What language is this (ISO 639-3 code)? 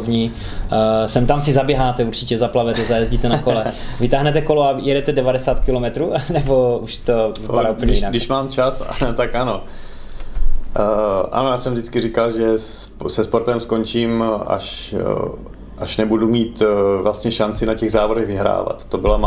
ces